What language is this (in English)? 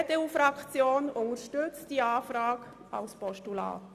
Swiss German